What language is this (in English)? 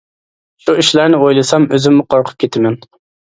Uyghur